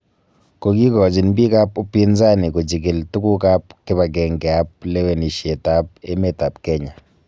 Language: Kalenjin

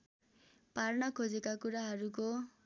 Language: Nepali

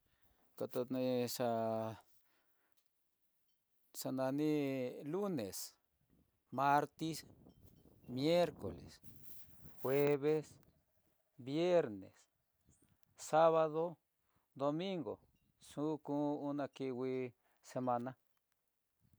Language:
Tidaá Mixtec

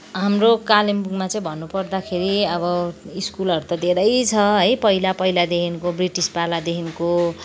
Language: Nepali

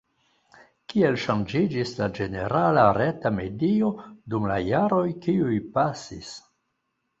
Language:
Esperanto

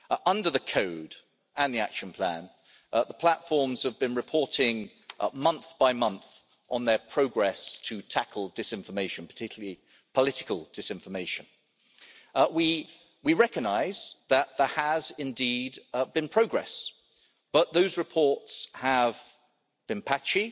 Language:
English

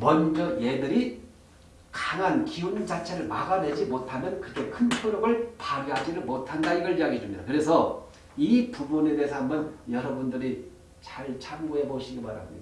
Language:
Korean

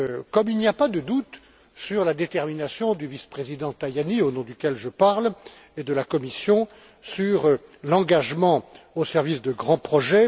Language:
French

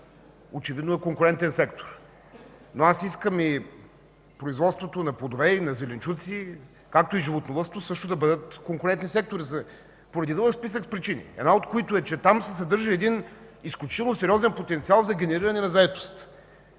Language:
Bulgarian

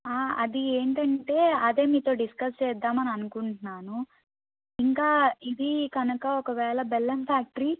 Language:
Telugu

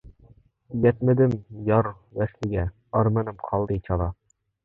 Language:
Uyghur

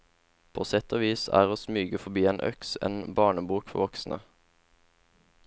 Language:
Norwegian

